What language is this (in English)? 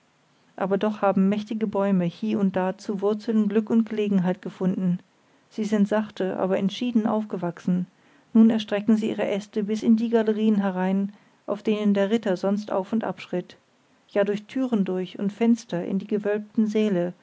German